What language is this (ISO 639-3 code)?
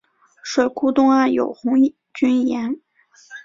zho